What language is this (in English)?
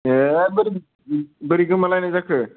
Bodo